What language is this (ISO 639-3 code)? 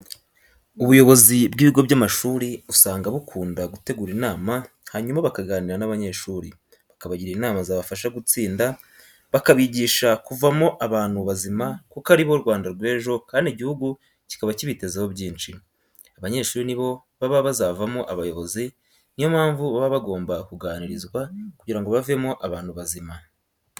kin